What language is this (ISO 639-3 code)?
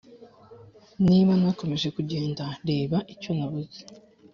kin